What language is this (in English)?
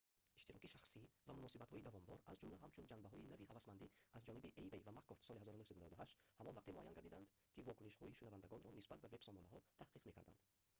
Tajik